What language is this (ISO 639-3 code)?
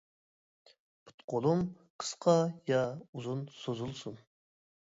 uig